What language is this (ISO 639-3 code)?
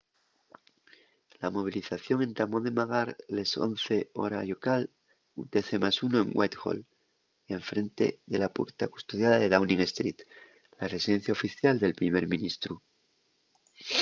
ast